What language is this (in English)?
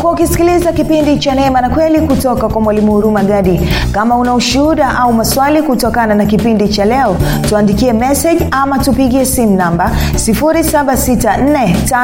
Swahili